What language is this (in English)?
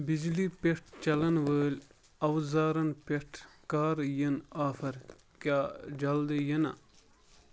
Kashmiri